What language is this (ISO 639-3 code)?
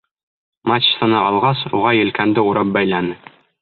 bak